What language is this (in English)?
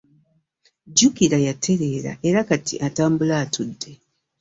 Ganda